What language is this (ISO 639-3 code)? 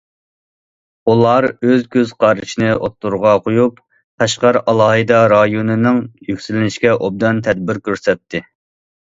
uig